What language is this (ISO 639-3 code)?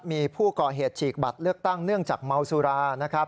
tha